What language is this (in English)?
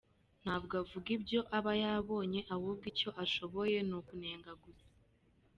Kinyarwanda